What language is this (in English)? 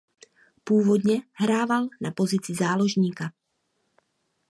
Czech